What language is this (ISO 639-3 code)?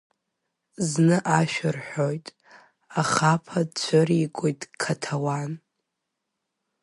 abk